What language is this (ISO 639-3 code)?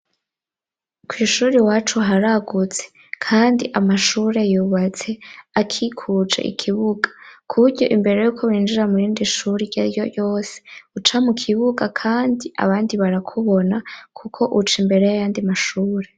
run